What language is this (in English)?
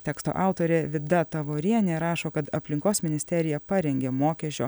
Lithuanian